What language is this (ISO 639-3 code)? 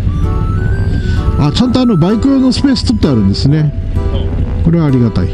jpn